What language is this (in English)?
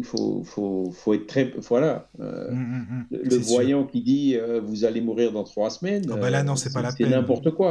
French